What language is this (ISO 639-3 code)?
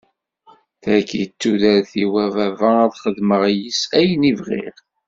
kab